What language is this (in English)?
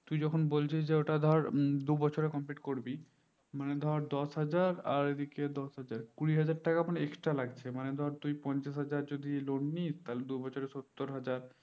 Bangla